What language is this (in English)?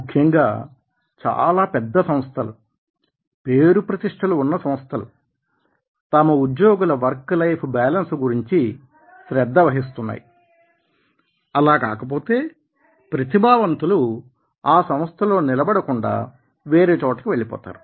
Telugu